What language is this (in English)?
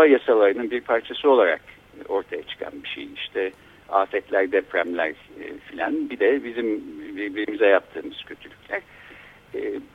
Turkish